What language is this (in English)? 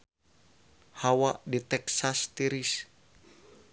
Sundanese